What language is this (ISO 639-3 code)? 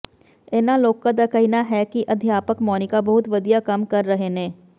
pan